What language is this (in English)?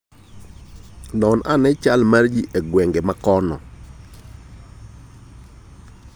Luo (Kenya and Tanzania)